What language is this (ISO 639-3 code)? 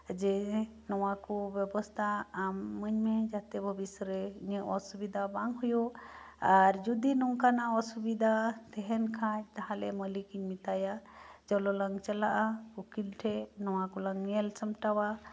sat